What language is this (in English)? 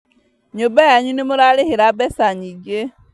Kikuyu